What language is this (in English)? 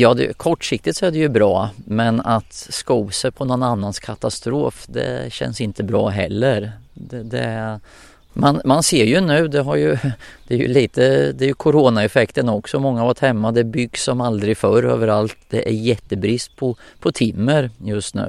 Swedish